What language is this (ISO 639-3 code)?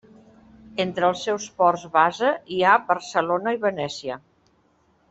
cat